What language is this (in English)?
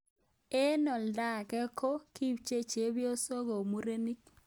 Kalenjin